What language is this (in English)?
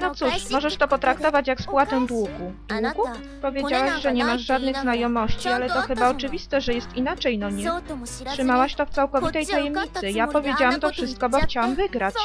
Polish